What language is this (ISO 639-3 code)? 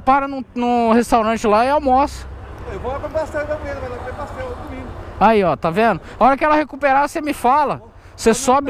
por